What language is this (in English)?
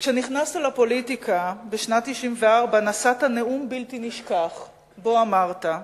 Hebrew